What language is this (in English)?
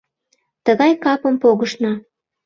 Mari